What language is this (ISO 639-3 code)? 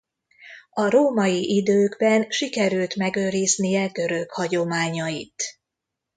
hun